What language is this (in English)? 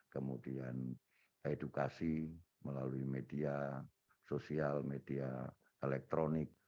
Indonesian